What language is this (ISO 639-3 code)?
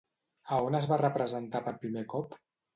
cat